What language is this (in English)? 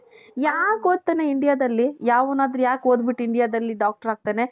Kannada